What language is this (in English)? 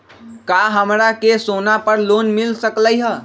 Magahi